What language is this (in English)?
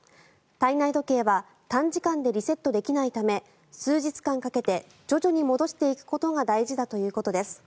Japanese